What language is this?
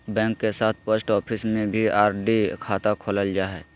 Magahi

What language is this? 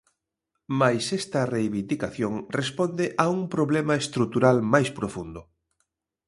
Galician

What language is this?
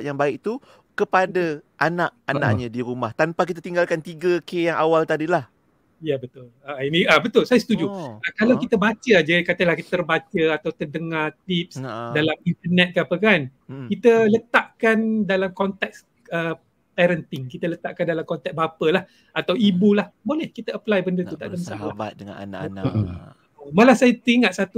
Malay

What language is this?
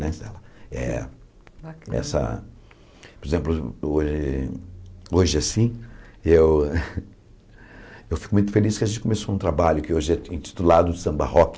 Portuguese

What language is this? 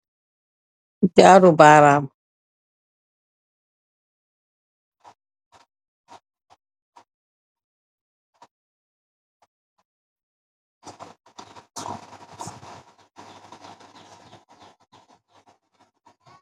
Wolof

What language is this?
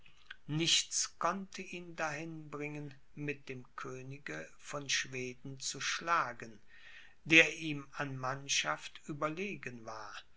German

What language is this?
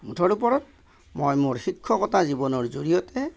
Assamese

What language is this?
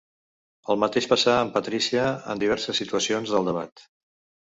Catalan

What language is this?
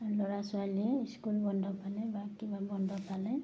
Assamese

